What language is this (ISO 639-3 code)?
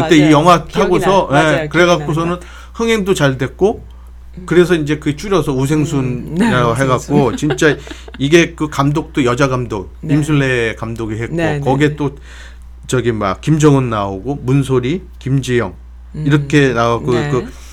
kor